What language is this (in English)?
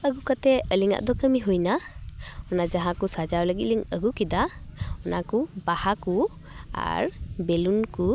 Santali